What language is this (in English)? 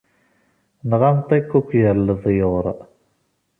Kabyle